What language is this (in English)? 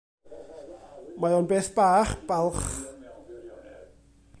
Welsh